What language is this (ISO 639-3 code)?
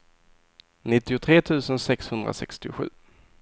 swe